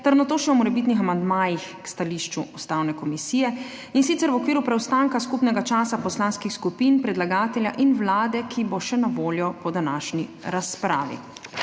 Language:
Slovenian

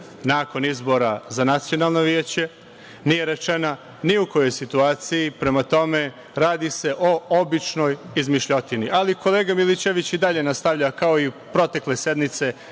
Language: Serbian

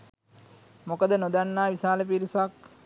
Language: Sinhala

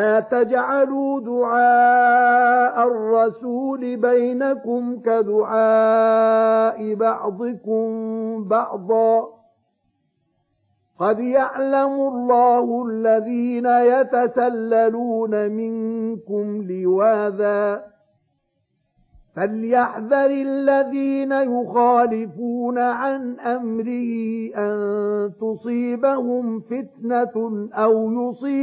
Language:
Arabic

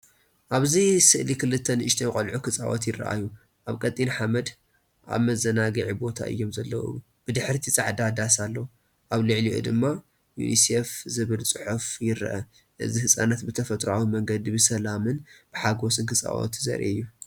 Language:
Tigrinya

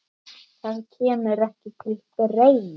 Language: Icelandic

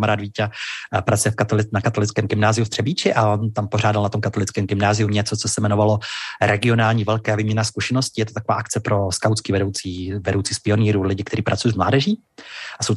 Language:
Czech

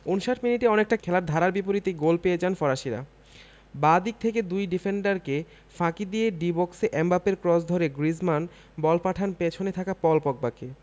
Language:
Bangla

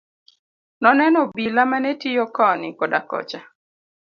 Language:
Luo (Kenya and Tanzania)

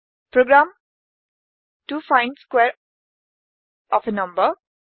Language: Assamese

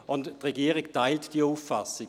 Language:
Swiss German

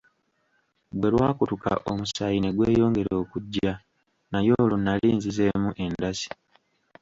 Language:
Ganda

